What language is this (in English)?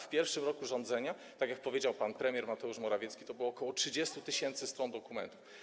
Polish